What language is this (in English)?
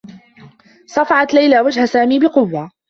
Arabic